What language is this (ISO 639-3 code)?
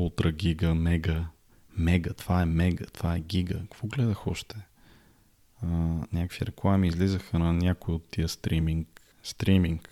bul